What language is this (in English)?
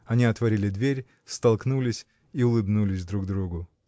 Russian